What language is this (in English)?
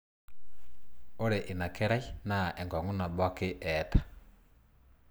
Masai